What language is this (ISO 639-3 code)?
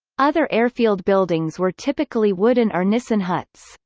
eng